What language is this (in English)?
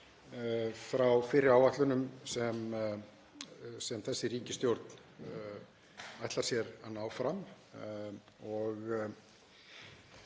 Icelandic